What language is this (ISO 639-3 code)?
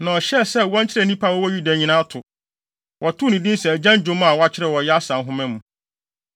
aka